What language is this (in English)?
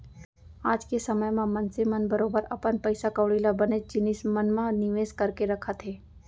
Chhattisgarhi